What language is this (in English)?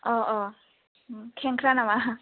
Bodo